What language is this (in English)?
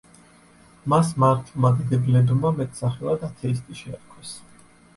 Georgian